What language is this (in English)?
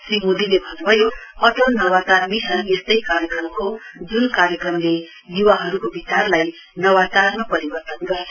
Nepali